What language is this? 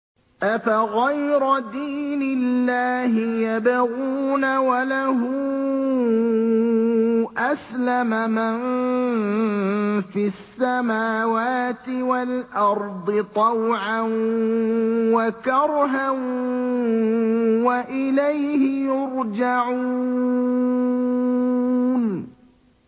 Arabic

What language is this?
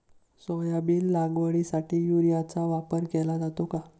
Marathi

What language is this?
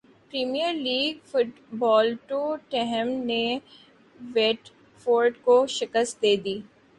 Urdu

